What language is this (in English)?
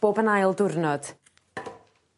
Welsh